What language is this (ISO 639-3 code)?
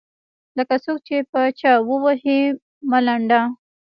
pus